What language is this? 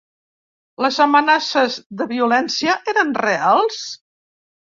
Catalan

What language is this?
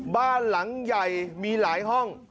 Thai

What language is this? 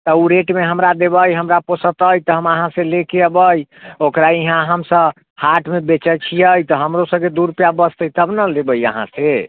Maithili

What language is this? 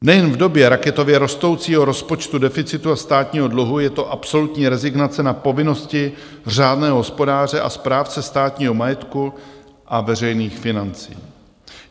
Czech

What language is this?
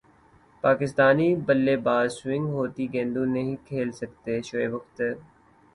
Urdu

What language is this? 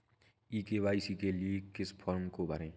Hindi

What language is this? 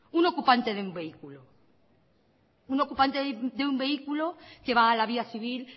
Spanish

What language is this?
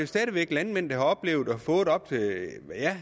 Danish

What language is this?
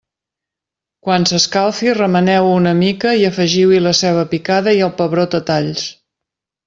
Catalan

